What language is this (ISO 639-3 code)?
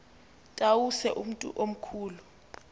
xho